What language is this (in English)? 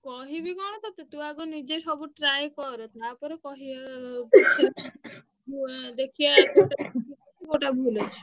Odia